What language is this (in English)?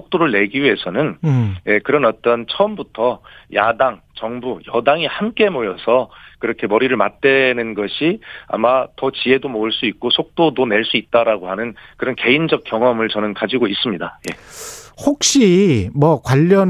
Korean